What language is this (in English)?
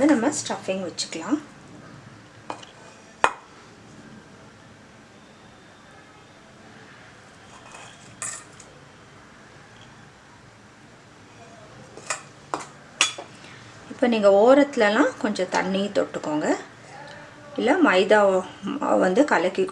English